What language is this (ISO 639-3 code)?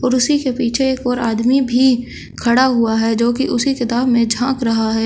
hin